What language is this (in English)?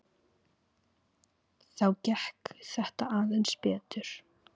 Icelandic